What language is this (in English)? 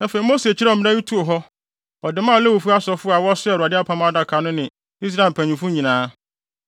Akan